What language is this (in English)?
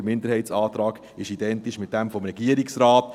Swiss German